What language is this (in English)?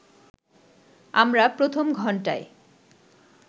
Bangla